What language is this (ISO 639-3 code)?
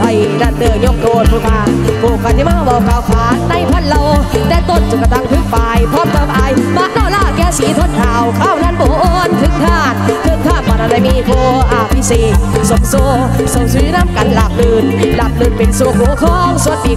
tha